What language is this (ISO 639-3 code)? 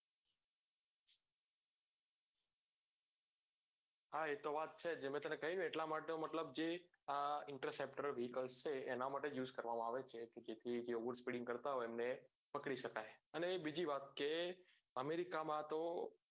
guj